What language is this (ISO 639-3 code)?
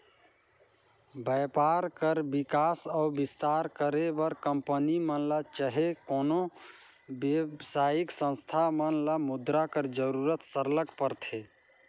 hne